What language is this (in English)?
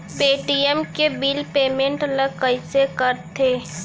Chhattisgarhi